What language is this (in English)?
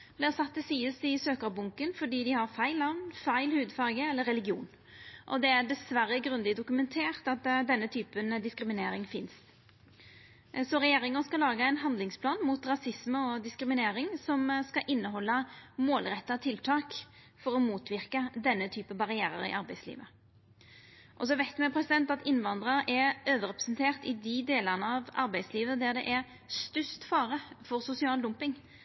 Norwegian Nynorsk